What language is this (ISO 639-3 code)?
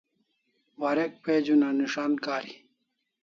kls